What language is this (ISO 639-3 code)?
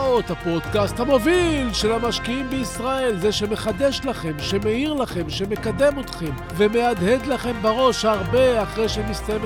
heb